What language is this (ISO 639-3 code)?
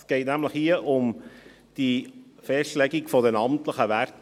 gsw